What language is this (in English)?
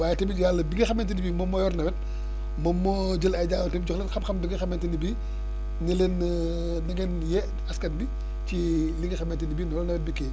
Wolof